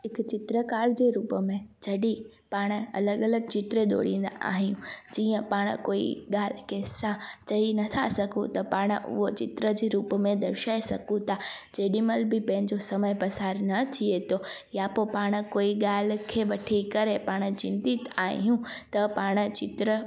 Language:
Sindhi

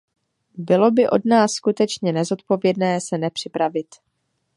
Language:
Czech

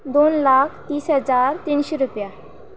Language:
Konkani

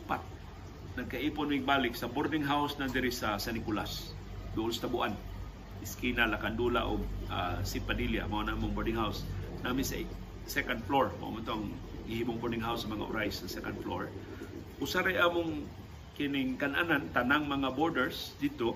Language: Filipino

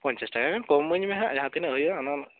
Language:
Santali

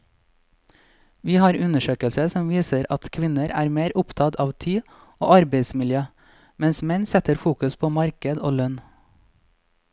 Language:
Norwegian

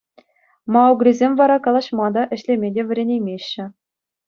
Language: Chuvash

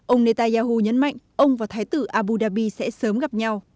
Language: Vietnamese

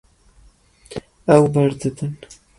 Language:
Kurdish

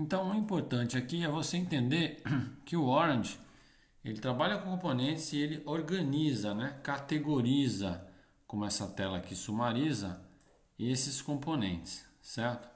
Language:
Portuguese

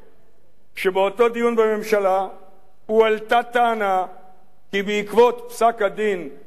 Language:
Hebrew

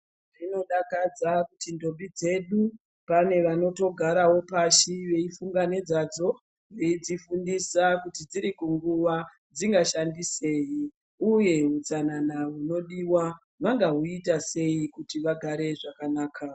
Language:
Ndau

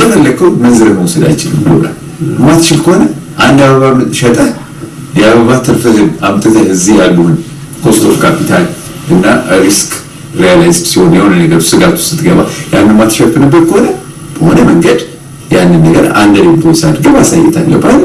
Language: Amharic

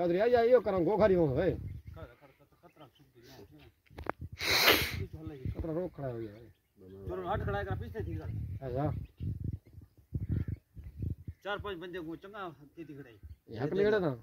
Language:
Romanian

